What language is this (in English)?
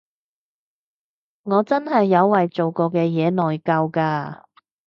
Cantonese